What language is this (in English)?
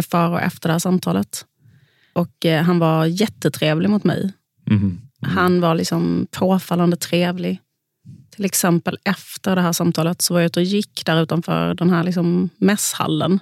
Swedish